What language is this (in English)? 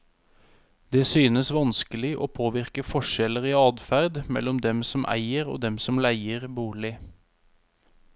Norwegian